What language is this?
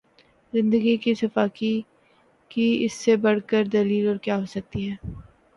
Urdu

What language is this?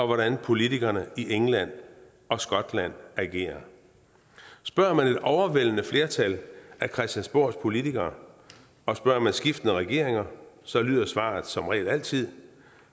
Danish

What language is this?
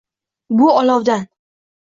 Uzbek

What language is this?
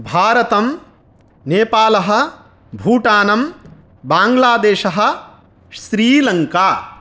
Sanskrit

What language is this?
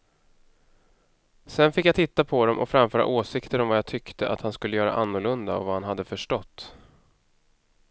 Swedish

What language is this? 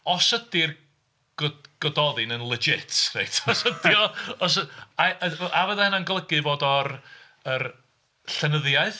Welsh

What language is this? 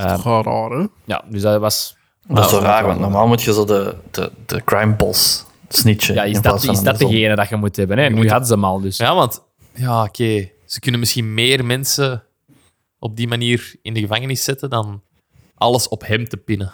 Dutch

